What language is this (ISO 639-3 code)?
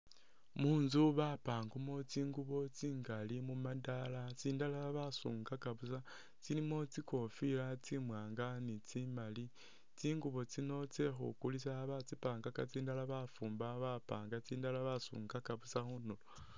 myx